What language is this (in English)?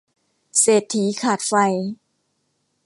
Thai